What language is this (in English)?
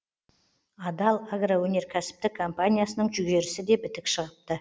Kazakh